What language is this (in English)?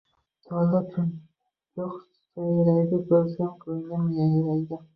Uzbek